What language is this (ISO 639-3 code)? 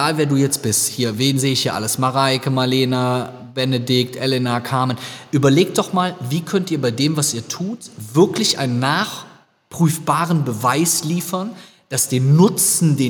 deu